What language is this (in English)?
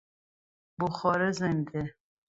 Persian